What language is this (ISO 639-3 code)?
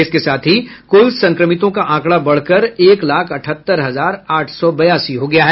hin